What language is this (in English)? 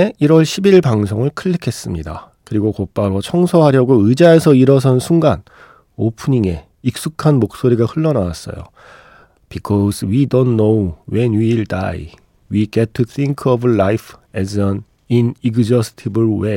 Korean